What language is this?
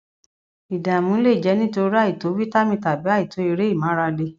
Yoruba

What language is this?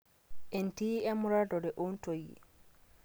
Masai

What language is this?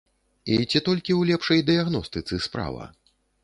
Belarusian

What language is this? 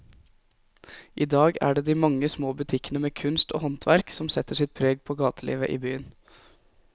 Norwegian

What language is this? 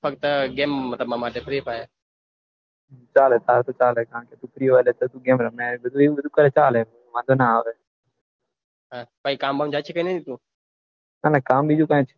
Gujarati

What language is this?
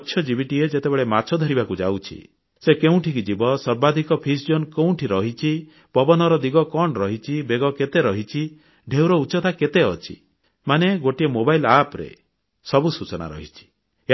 Odia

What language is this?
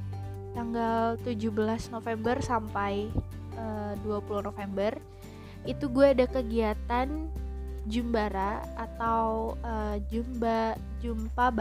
Indonesian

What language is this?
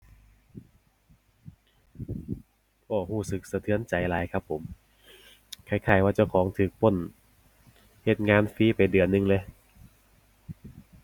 Thai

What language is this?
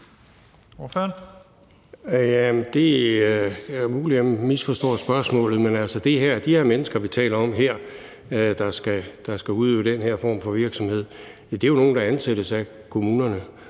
Danish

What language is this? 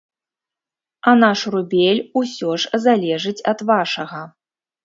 Belarusian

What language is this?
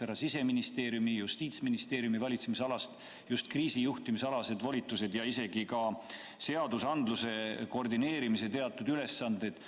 Estonian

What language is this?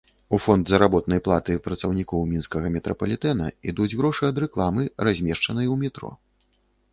Belarusian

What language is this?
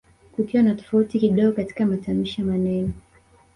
Swahili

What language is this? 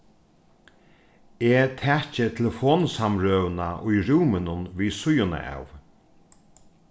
Faroese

